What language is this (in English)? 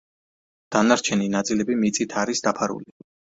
Georgian